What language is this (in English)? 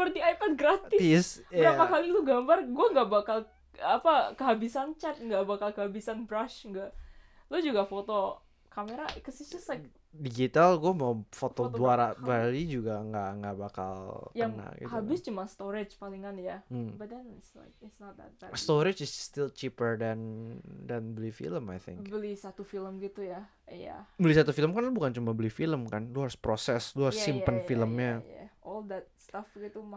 Indonesian